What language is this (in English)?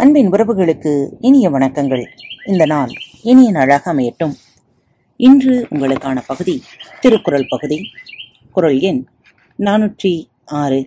Tamil